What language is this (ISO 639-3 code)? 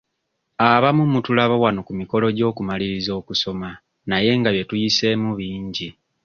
lug